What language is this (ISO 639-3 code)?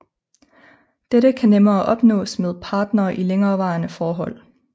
dan